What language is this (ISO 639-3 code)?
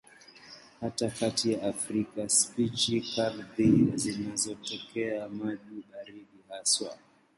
swa